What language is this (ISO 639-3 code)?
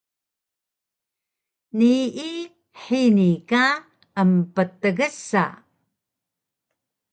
trv